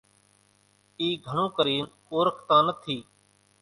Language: Kachi Koli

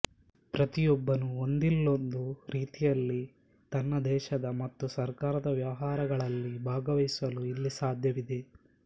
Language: Kannada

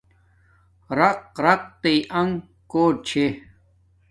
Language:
Domaaki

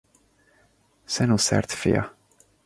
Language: Hungarian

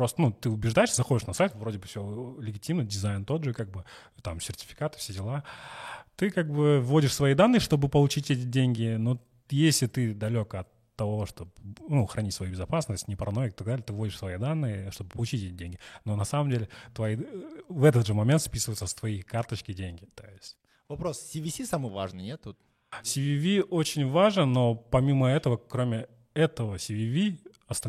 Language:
Russian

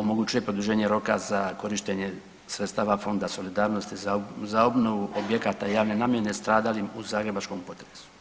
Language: Croatian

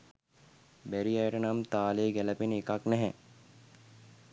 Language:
Sinhala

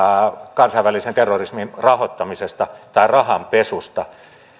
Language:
Finnish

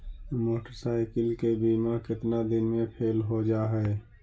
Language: Magahi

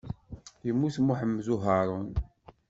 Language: Kabyle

